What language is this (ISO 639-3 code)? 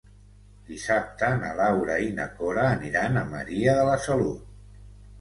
cat